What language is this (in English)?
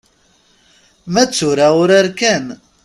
Kabyle